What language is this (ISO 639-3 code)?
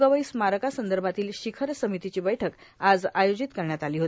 mar